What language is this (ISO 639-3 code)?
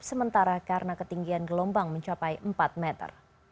ind